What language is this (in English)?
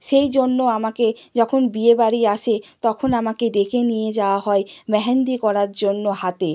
Bangla